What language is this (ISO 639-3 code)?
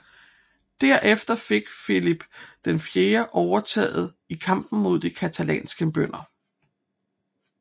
dan